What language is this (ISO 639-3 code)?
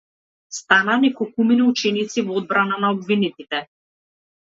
mkd